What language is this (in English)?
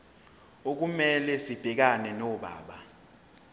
Zulu